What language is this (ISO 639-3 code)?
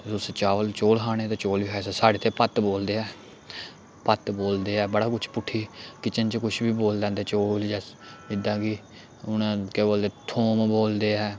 doi